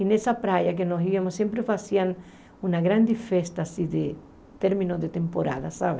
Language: Portuguese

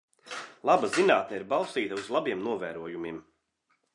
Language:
Latvian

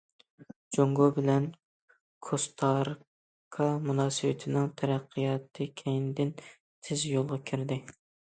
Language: Uyghur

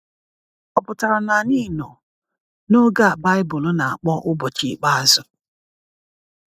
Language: Igbo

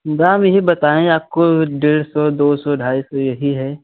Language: Hindi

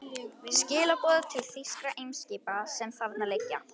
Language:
Icelandic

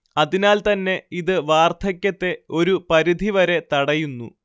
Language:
Malayalam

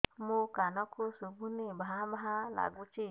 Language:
Odia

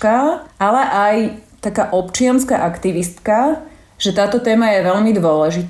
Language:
Slovak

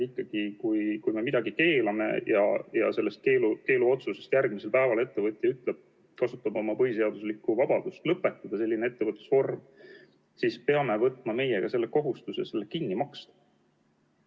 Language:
Estonian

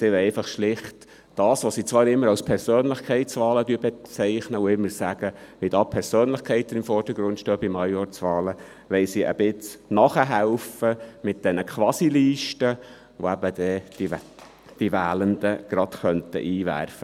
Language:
Swiss German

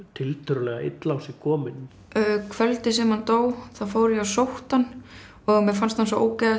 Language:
Icelandic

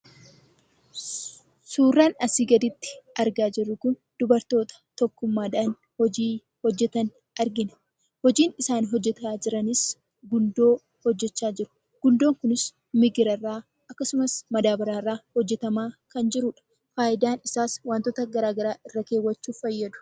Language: Oromo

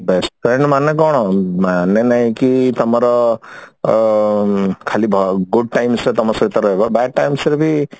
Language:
Odia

